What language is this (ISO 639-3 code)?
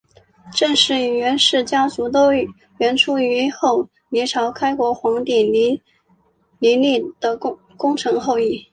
zho